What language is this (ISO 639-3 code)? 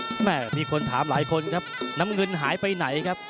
tha